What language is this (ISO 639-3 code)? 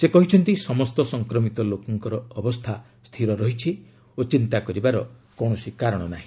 ori